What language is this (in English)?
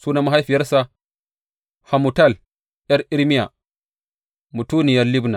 Hausa